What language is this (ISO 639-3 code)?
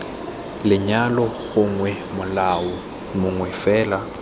tsn